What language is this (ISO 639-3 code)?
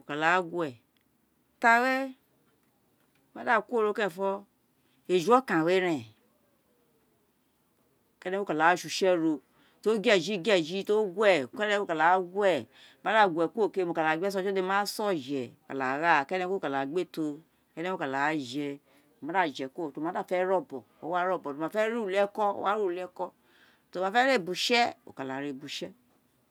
its